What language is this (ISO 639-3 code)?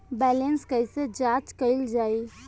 bho